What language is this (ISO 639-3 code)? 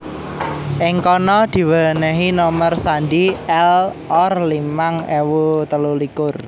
jav